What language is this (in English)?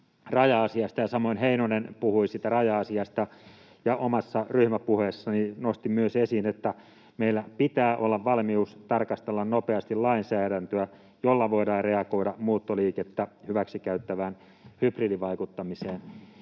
Finnish